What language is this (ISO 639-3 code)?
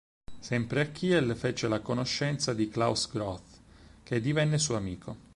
ita